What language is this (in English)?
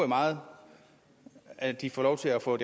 Danish